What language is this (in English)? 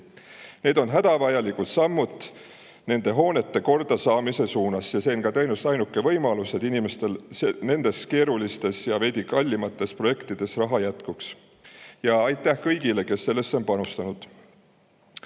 Estonian